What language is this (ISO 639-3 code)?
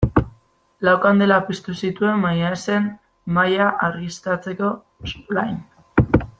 eus